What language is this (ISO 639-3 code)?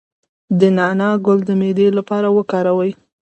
pus